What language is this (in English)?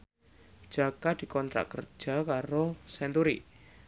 Javanese